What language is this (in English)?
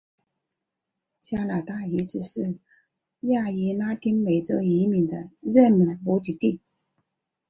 Chinese